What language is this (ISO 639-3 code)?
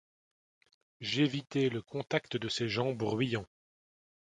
fra